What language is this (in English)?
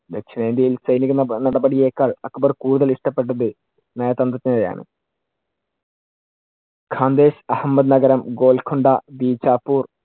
Malayalam